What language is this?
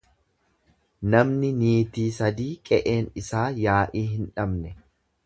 Oromo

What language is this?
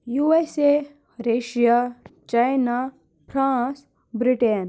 Kashmiri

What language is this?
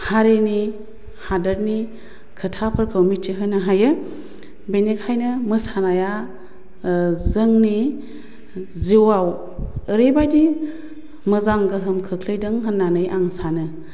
Bodo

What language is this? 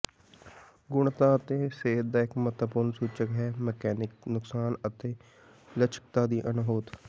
Punjabi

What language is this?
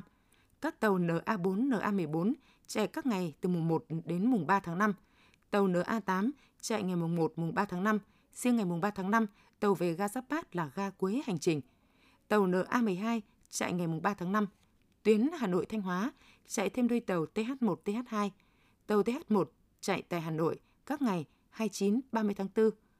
Vietnamese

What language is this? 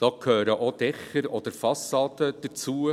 Swiss German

